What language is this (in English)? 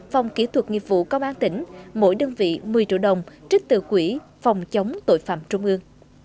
Vietnamese